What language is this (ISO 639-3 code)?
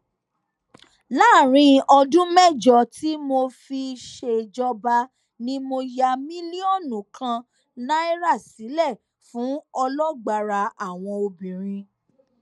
yor